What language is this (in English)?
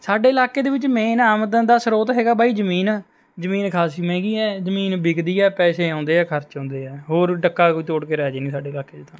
Punjabi